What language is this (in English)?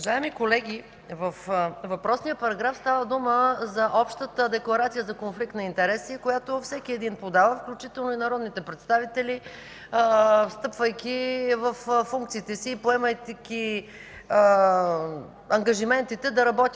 Bulgarian